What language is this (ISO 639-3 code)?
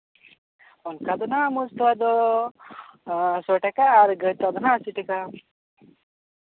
sat